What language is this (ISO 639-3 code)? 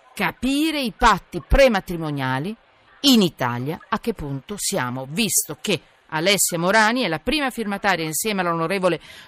ita